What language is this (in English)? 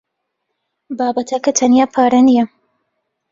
Central Kurdish